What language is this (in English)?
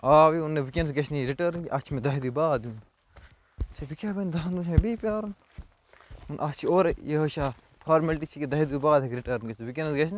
Kashmiri